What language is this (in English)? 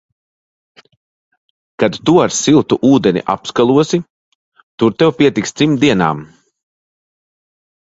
Latvian